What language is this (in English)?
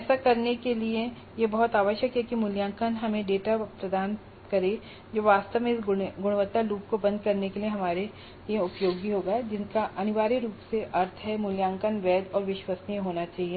Hindi